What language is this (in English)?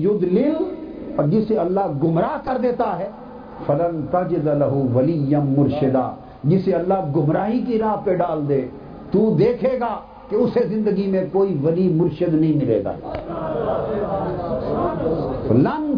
Urdu